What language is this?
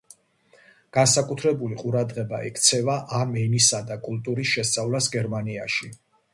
Georgian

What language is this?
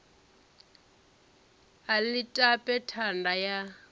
Venda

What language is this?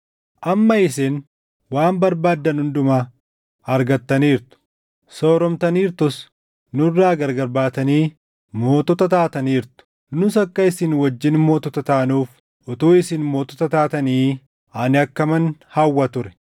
Oromo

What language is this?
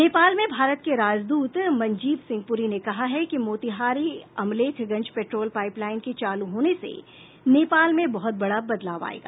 Hindi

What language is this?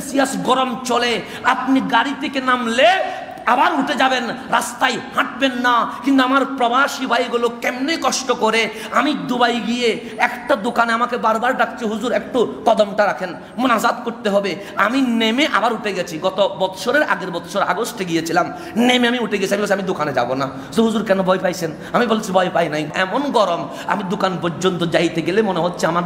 Romanian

